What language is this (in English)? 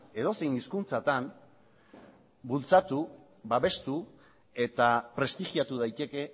Basque